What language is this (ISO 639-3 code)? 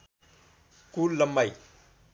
nep